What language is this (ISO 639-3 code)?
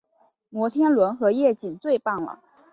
zho